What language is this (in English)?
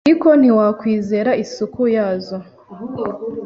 Kinyarwanda